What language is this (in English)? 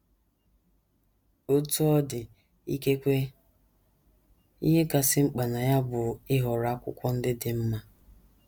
Igbo